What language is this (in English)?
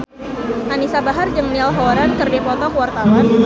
Sundanese